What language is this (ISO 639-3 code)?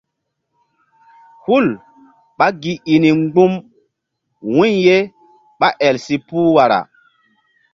mdd